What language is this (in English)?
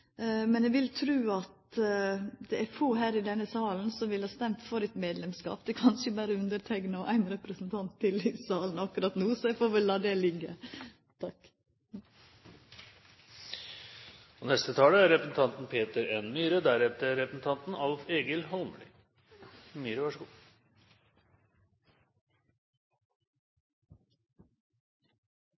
Norwegian